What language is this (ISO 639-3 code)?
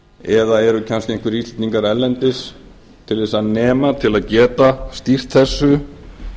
isl